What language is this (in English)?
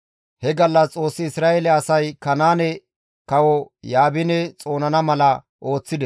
Gamo